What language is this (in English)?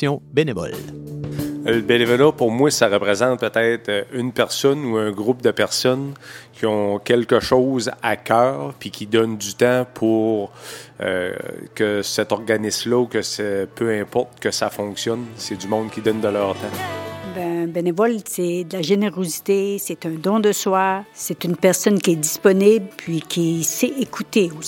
French